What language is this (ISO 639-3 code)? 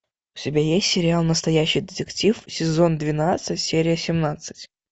rus